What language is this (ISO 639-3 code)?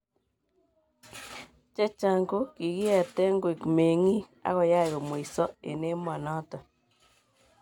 kln